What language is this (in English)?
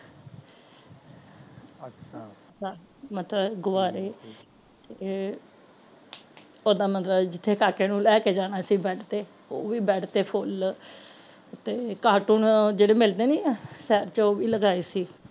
Punjabi